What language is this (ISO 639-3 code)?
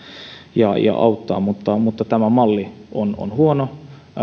fin